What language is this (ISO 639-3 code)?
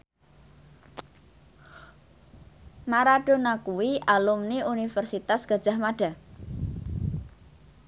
jav